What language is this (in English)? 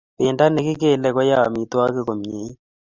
Kalenjin